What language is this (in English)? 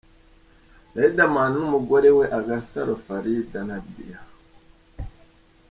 Kinyarwanda